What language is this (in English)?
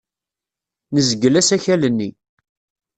Kabyle